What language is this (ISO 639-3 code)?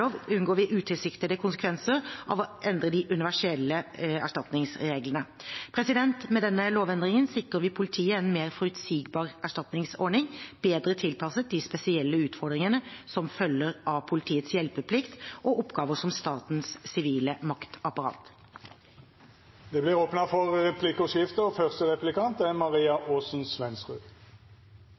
nor